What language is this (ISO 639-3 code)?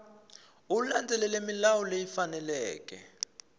tso